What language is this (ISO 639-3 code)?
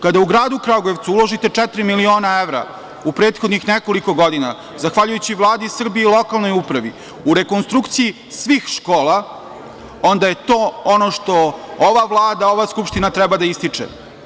srp